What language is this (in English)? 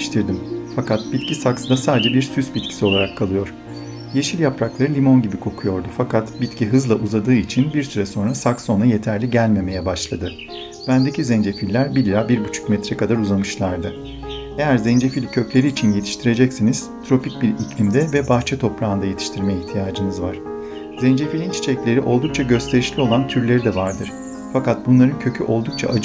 Turkish